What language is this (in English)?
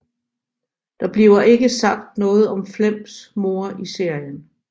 Danish